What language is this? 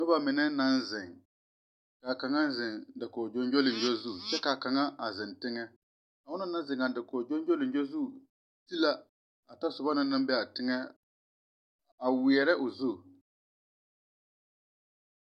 Southern Dagaare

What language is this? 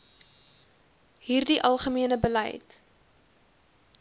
Afrikaans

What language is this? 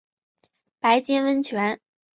Chinese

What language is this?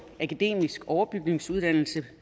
Danish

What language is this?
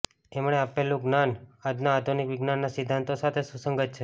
Gujarati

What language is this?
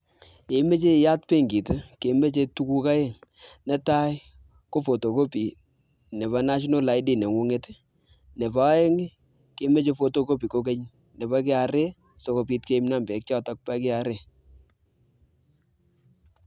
Kalenjin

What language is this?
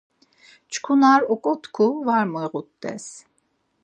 Laz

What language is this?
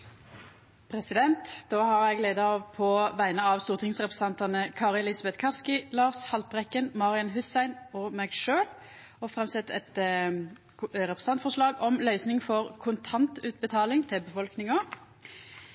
Norwegian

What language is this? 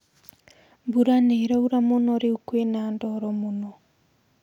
Kikuyu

